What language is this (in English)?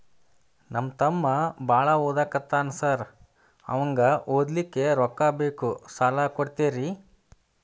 Kannada